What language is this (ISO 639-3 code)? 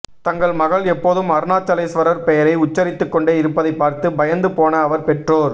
tam